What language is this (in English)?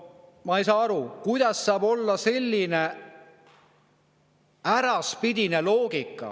Estonian